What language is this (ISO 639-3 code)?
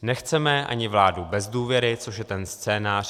ces